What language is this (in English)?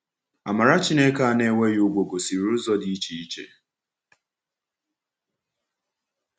Igbo